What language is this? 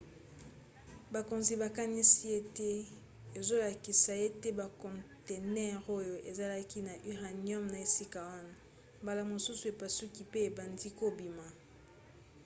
Lingala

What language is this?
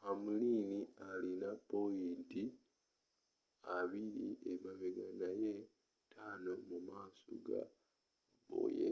Ganda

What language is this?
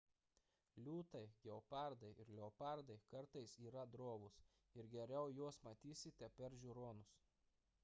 Lithuanian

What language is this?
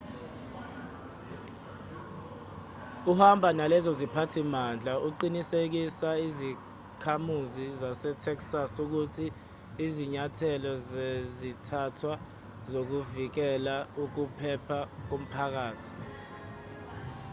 Zulu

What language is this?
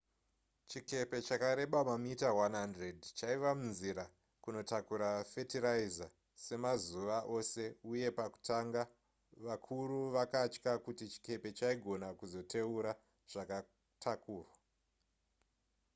Shona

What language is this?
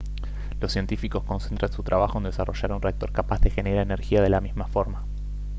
Spanish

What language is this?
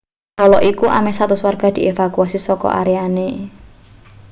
Javanese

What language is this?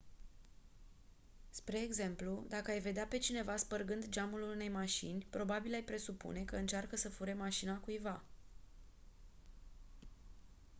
Romanian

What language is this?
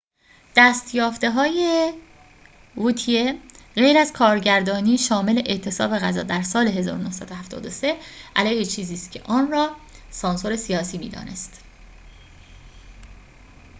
Persian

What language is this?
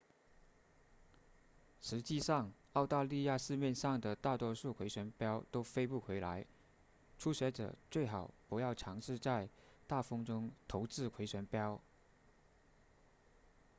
Chinese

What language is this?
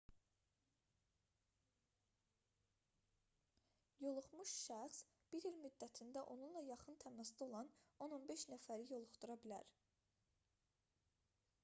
Azerbaijani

